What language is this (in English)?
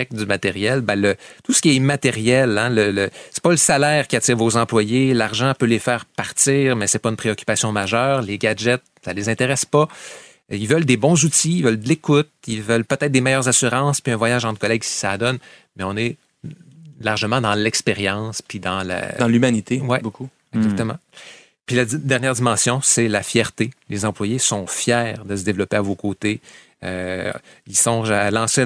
French